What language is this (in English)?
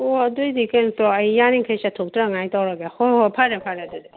Manipuri